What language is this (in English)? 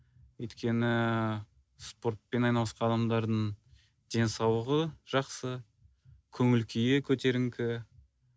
Kazakh